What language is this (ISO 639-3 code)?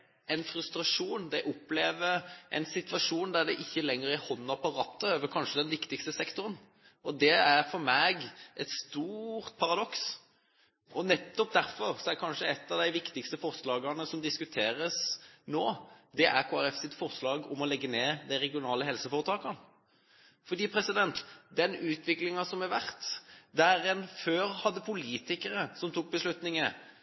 nob